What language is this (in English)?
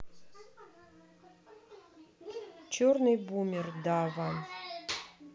Russian